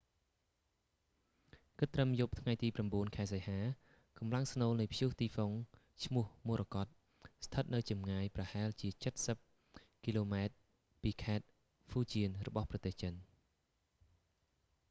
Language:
Khmer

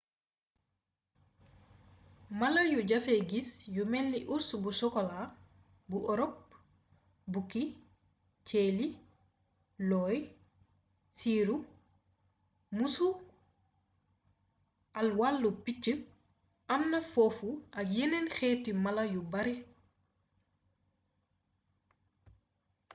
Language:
Wolof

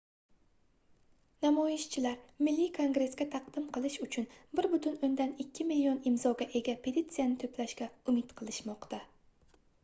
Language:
Uzbek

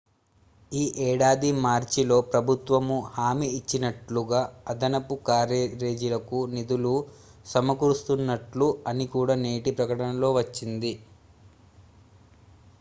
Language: Telugu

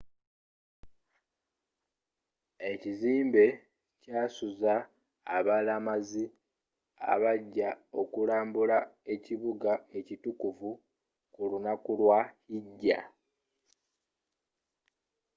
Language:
Ganda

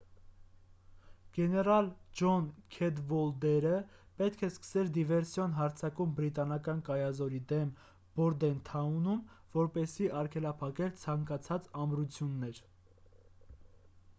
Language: Armenian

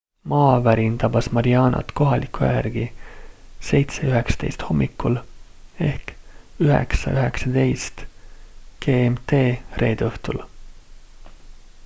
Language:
Estonian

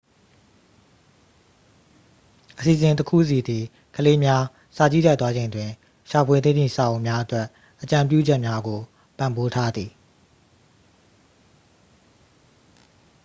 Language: Burmese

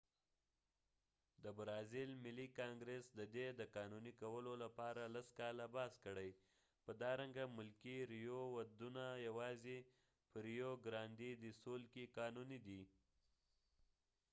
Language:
Pashto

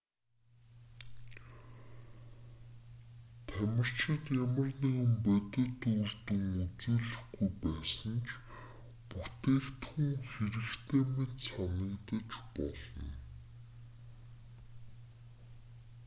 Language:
Mongolian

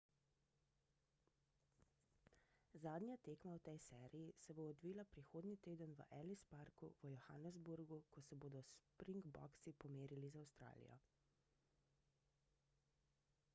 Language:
Slovenian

